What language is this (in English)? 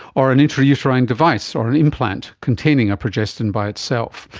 English